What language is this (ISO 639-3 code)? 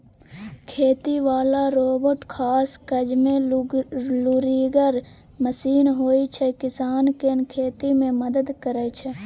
mai